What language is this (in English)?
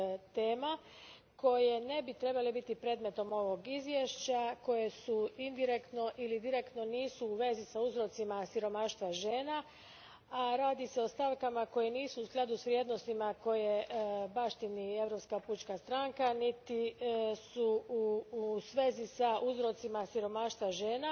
Croatian